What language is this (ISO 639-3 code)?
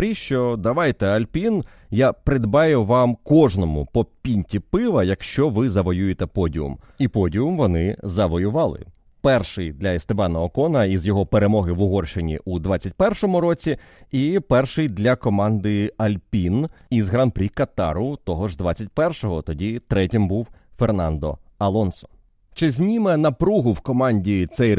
ukr